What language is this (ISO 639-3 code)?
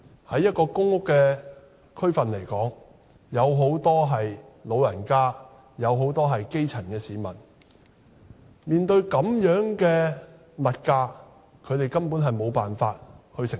yue